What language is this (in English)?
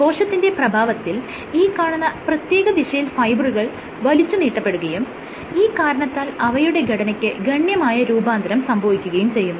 Malayalam